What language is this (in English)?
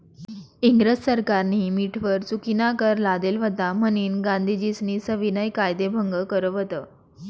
Marathi